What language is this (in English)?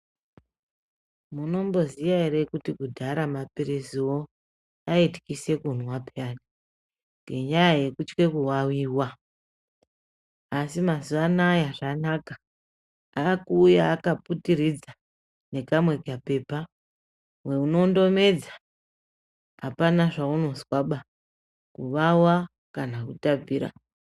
Ndau